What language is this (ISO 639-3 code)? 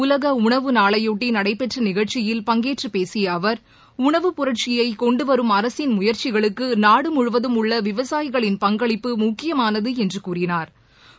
tam